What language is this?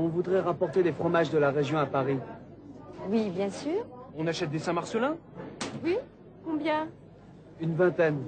French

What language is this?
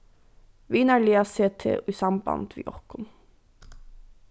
Faroese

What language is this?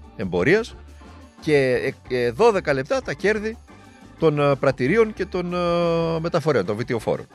Greek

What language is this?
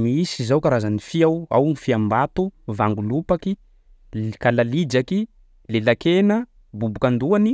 Sakalava Malagasy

